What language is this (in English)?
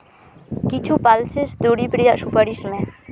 Santali